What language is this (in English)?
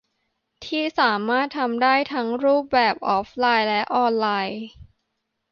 Thai